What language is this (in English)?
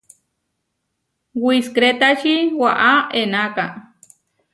Huarijio